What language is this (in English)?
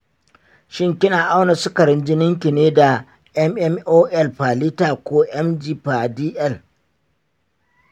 Hausa